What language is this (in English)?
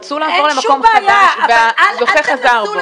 Hebrew